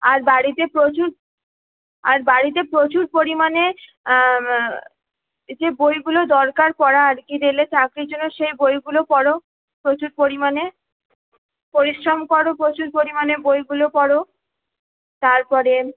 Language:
Bangla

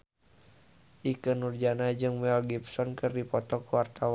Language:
Sundanese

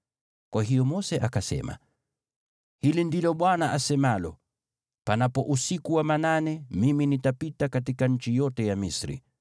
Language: Swahili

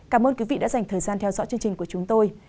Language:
Vietnamese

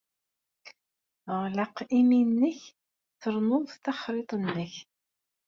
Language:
Kabyle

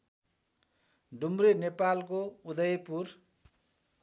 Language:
Nepali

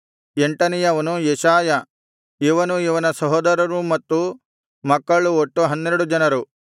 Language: Kannada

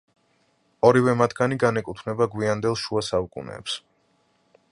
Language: Georgian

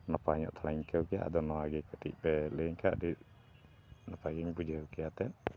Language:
Santali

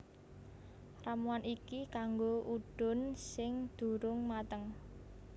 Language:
Javanese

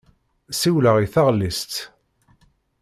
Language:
Kabyle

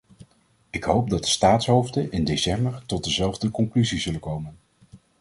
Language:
Dutch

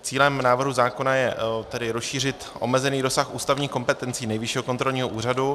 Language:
Czech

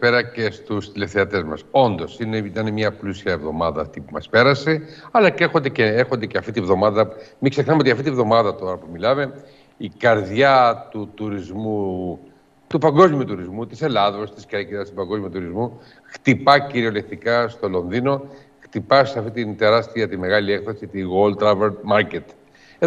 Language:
Greek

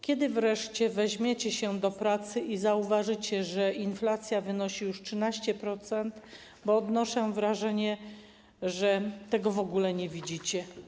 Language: Polish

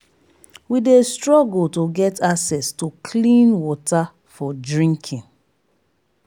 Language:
Nigerian Pidgin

